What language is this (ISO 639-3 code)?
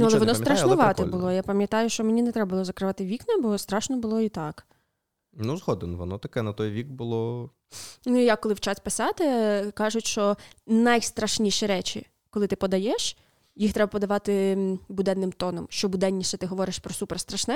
ukr